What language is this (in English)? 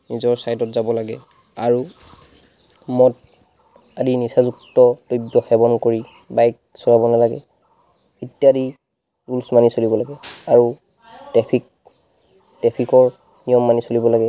Assamese